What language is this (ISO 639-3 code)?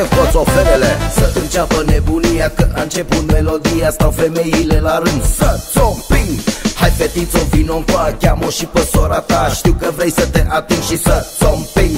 ron